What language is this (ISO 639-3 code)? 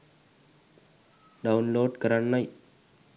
sin